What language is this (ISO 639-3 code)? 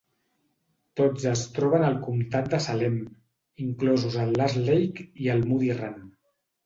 cat